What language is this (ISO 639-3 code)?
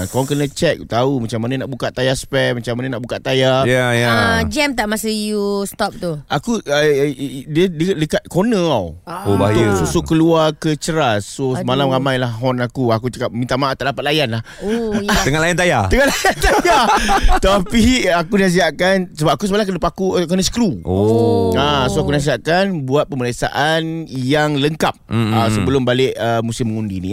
msa